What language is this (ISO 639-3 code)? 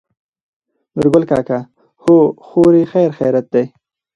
pus